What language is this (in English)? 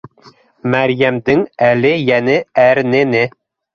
Bashkir